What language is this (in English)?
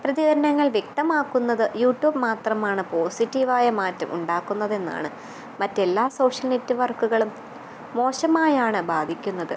Malayalam